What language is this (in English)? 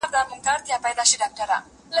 Pashto